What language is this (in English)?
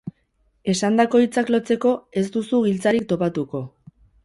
Basque